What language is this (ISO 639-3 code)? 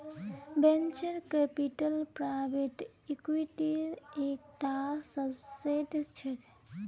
mag